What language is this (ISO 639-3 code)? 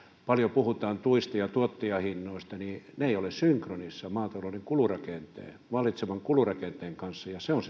fin